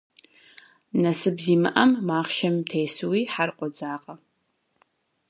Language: Kabardian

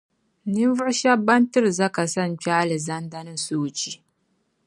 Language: Dagbani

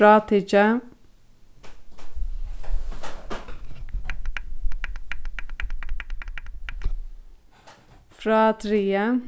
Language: Faroese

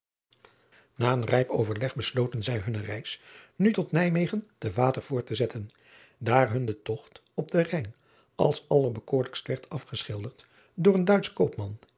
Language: Dutch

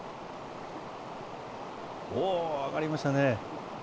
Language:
Japanese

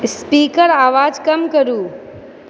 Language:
Maithili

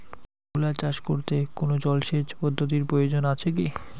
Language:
Bangla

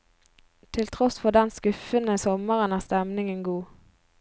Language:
Norwegian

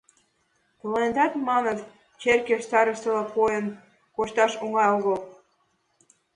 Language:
Mari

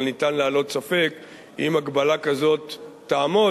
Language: Hebrew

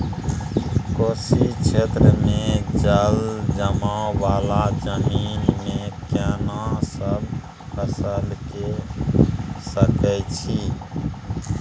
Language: Maithili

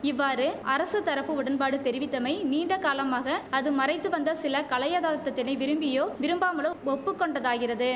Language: Tamil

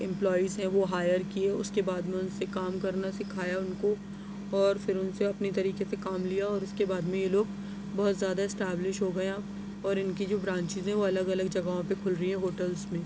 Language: Urdu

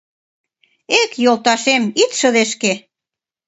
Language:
Mari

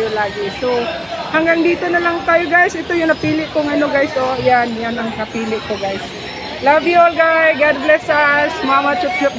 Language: Filipino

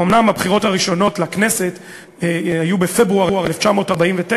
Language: Hebrew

